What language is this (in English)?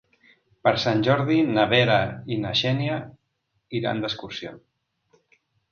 Catalan